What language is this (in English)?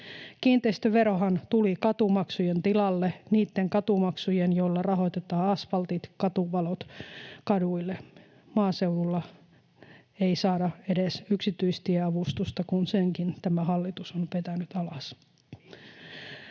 Finnish